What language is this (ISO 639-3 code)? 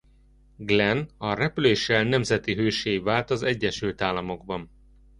hun